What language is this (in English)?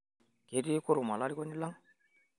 Masai